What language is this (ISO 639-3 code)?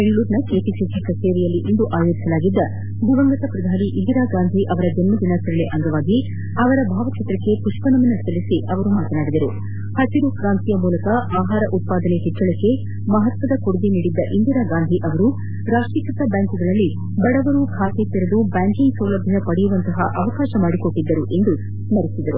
kan